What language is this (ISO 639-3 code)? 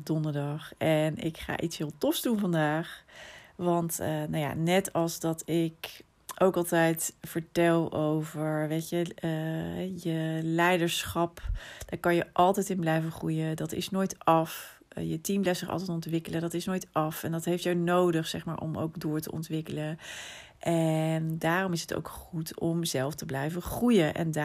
nld